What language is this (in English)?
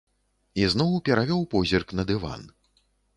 Belarusian